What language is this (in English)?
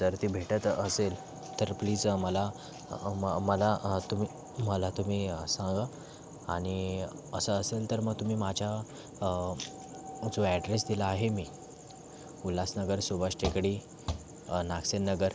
Marathi